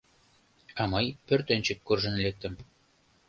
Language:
Mari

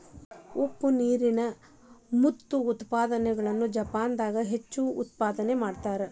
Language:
Kannada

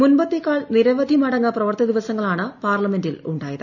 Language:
Malayalam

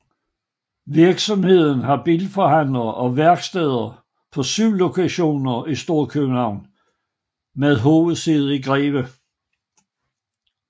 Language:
Danish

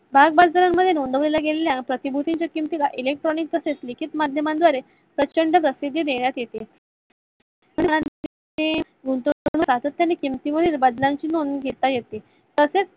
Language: Marathi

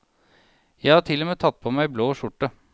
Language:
Norwegian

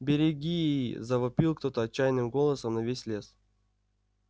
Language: Russian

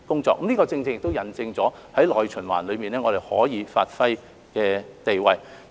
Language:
Cantonese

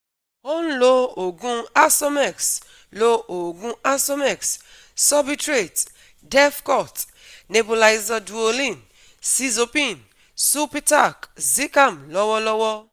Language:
Yoruba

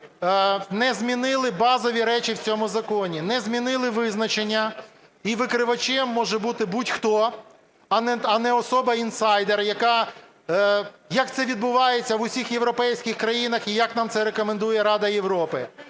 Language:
Ukrainian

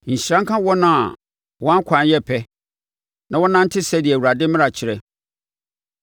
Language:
Akan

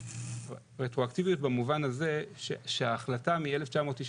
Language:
Hebrew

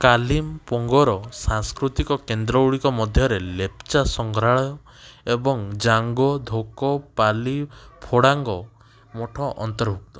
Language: Odia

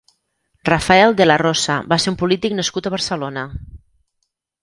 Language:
Catalan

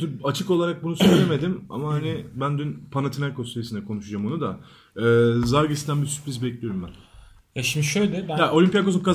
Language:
Turkish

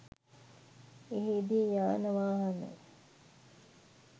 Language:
Sinhala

